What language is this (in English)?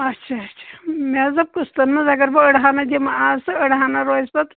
Kashmiri